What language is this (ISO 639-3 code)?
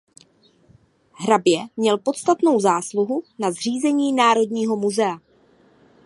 ces